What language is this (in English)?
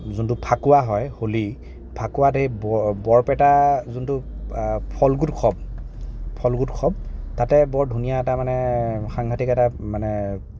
Assamese